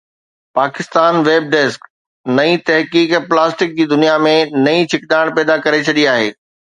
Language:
Sindhi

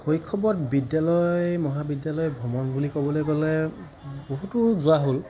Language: Assamese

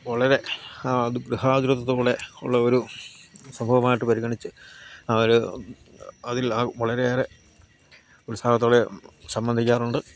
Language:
Malayalam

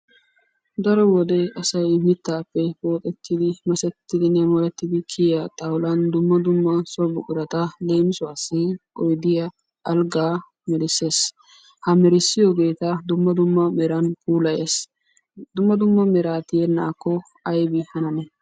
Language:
Wolaytta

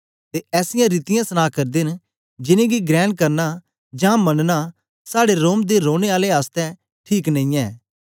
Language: Dogri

